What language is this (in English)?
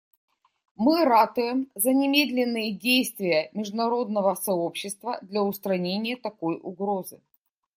Russian